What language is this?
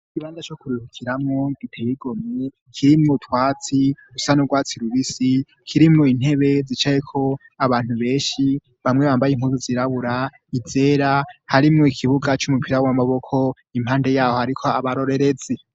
Rundi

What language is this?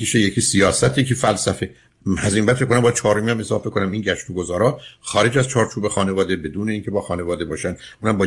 Persian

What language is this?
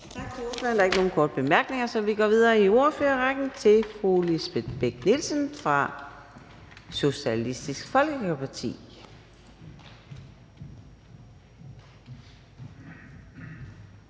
Danish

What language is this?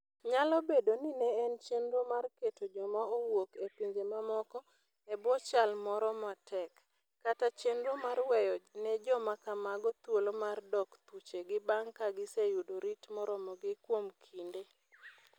Luo (Kenya and Tanzania)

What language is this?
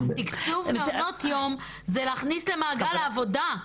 Hebrew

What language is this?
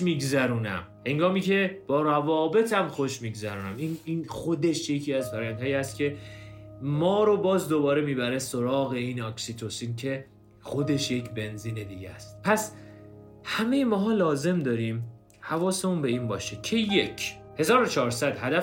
Persian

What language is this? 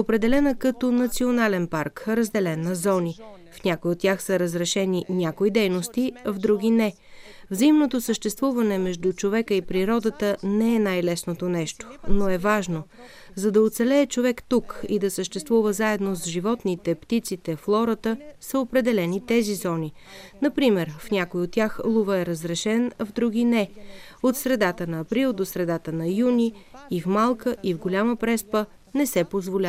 Bulgarian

